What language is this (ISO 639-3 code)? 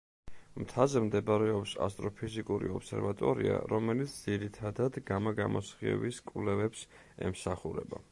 kat